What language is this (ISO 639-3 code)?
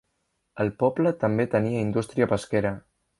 cat